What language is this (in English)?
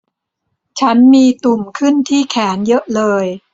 Thai